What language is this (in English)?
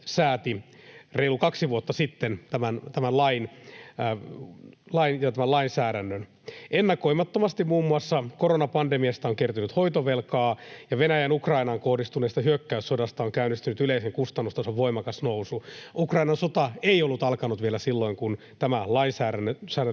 Finnish